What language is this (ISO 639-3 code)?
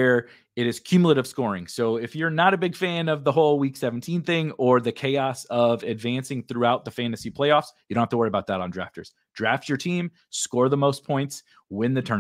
eng